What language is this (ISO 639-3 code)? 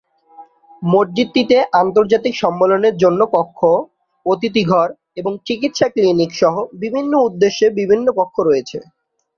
ben